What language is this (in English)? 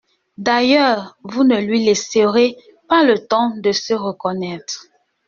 French